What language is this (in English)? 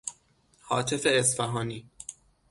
Persian